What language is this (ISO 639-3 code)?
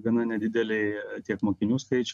lit